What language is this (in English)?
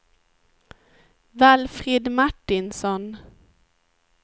Swedish